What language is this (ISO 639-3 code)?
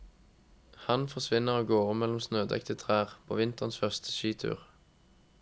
nor